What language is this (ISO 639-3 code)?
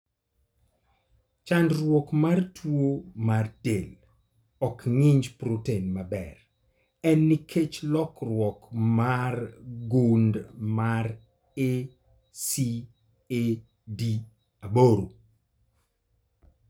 luo